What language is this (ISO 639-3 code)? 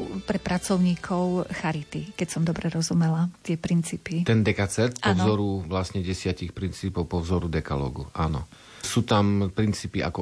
slk